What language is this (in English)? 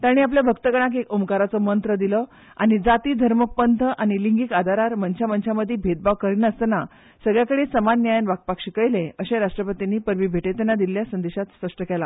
Konkani